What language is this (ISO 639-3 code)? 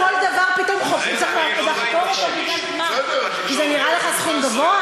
heb